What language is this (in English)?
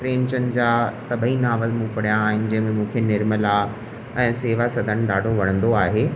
Sindhi